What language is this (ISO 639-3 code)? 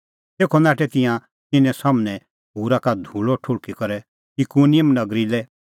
kfx